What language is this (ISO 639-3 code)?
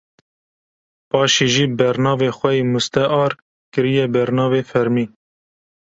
kur